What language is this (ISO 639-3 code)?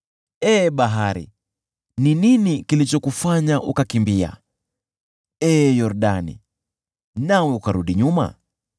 swa